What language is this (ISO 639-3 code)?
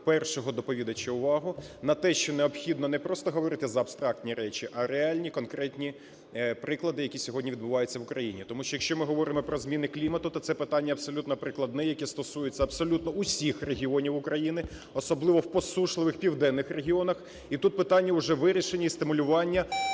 ukr